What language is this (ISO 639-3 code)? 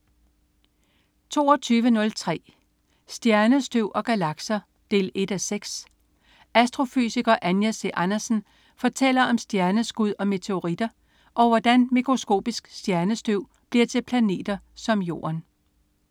dan